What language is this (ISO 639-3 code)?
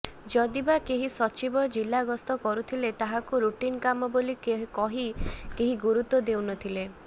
ori